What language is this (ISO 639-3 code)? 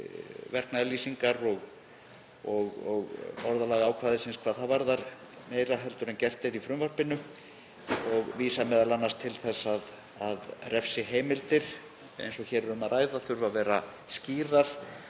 isl